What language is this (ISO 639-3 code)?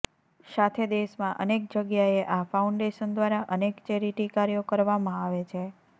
guj